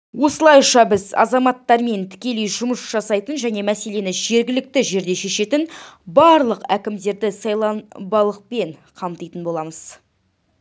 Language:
Kazakh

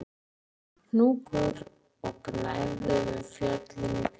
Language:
Icelandic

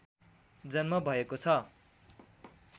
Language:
Nepali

